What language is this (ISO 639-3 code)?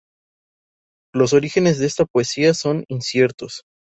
spa